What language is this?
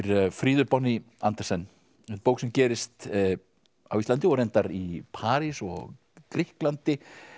Icelandic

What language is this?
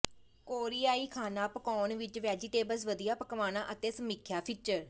Punjabi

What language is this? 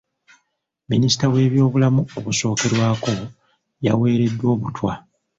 Ganda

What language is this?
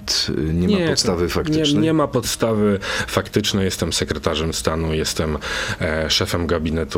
Polish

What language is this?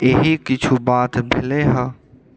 Maithili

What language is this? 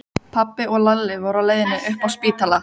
Icelandic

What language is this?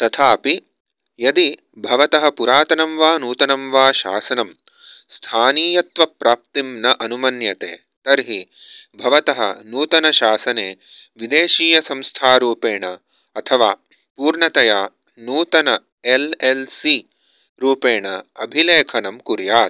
Sanskrit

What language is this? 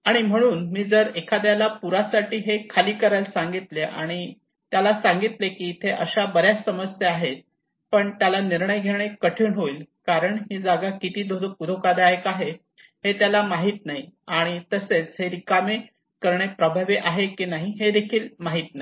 Marathi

